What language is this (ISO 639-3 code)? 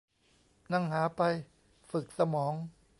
tha